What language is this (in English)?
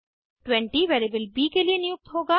Hindi